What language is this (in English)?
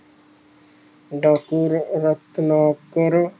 Punjabi